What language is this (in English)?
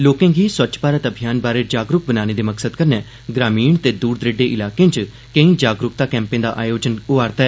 Dogri